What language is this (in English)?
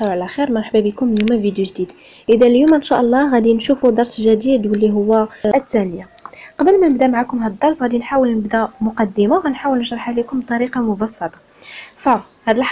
Arabic